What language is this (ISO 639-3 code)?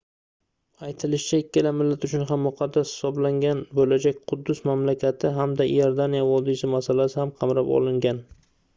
uzb